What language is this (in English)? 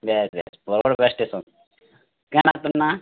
Odia